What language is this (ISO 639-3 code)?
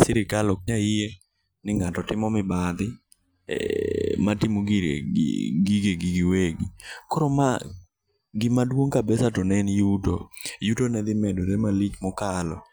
luo